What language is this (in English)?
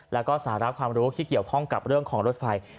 Thai